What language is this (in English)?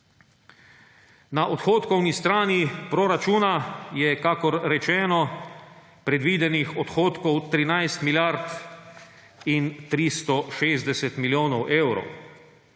Slovenian